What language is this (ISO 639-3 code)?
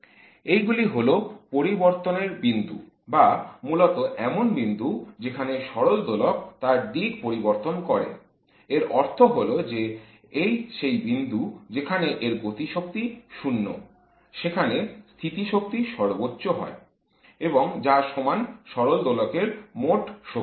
ben